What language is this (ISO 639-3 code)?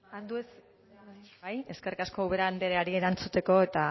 eus